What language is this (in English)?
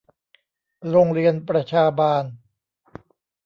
Thai